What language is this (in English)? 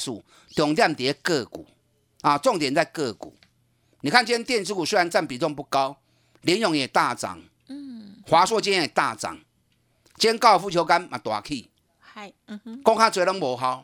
Chinese